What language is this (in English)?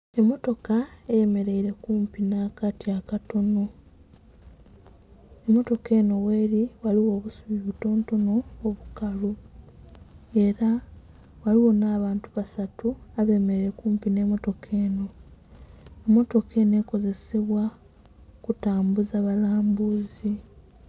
Soga